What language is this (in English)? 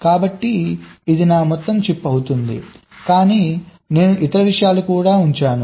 Telugu